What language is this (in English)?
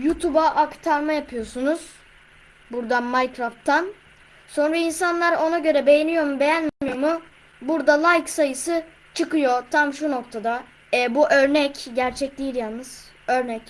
Turkish